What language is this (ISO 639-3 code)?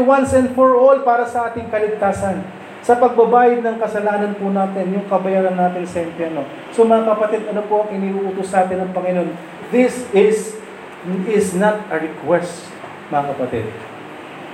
fil